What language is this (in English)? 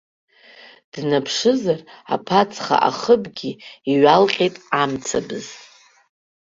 Abkhazian